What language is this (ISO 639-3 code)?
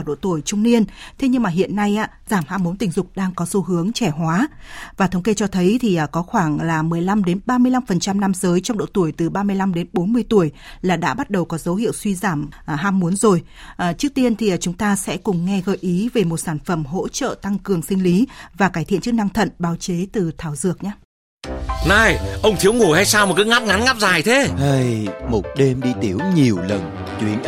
vie